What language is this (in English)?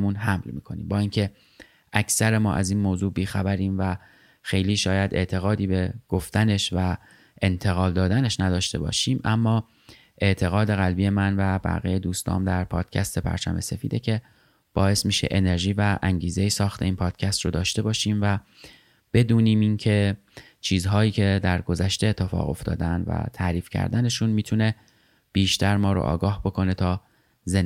Persian